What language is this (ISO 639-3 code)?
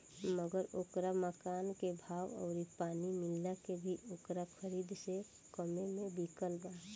bho